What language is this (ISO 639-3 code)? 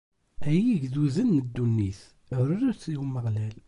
kab